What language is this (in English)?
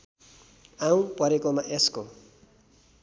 Nepali